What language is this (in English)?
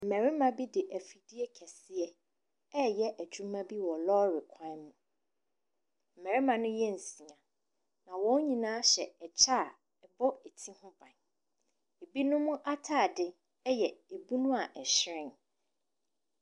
Akan